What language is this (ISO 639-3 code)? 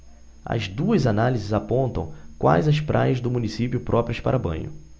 por